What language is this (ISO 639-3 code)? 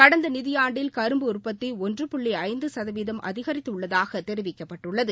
tam